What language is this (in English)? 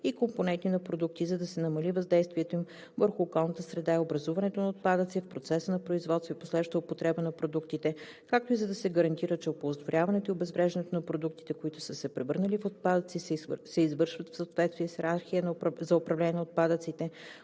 Bulgarian